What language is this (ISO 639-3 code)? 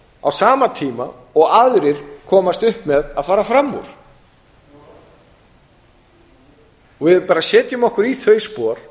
isl